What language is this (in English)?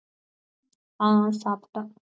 Tamil